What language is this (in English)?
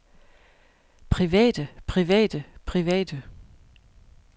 Danish